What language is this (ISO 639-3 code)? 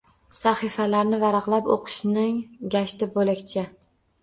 uzb